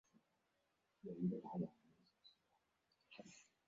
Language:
Chinese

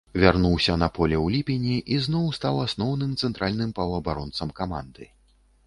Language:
Belarusian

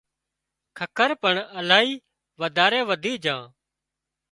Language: Wadiyara Koli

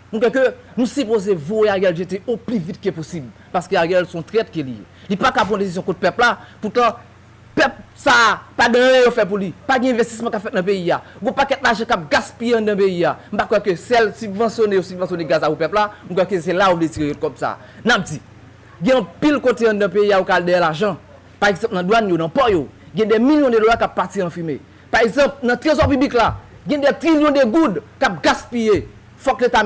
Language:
French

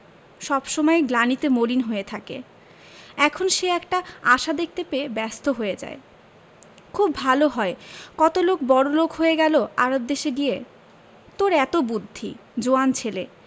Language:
Bangla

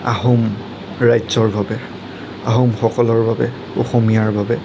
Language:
Assamese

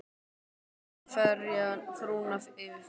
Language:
Icelandic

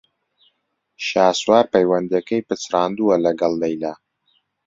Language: Central Kurdish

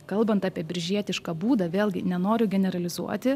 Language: Lithuanian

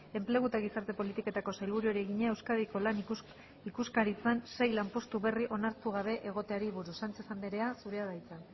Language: Basque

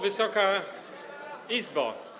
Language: Polish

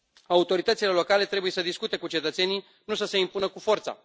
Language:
Romanian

